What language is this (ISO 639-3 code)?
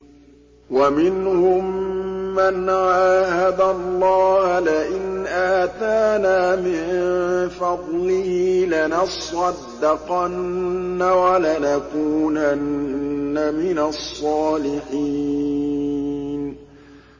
ara